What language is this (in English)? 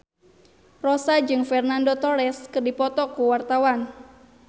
Sundanese